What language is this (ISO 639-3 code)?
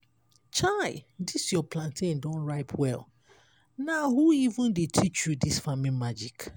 pcm